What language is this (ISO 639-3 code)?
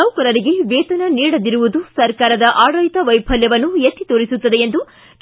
kan